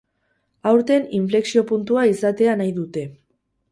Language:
Basque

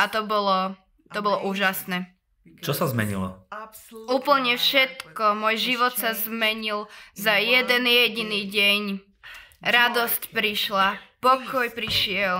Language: Slovak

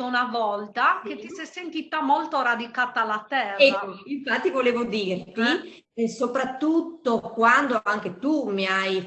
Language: Italian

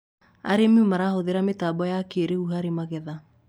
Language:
Kikuyu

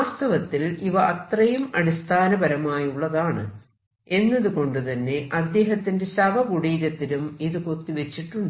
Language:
Malayalam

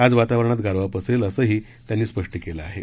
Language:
Marathi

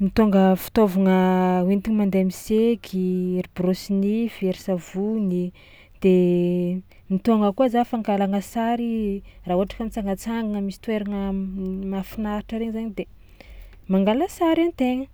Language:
Tsimihety Malagasy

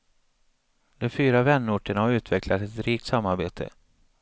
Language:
Swedish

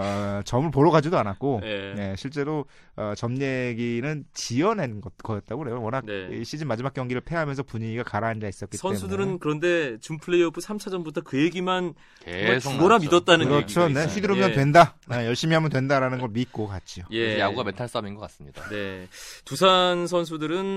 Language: Korean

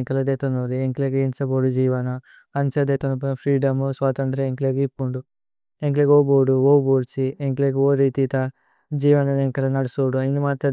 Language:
Tulu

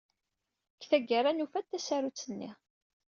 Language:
Kabyle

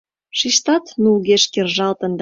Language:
Mari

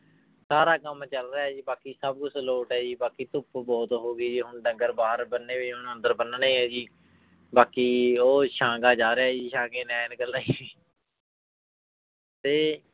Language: Punjabi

